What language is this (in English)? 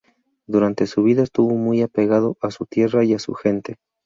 Spanish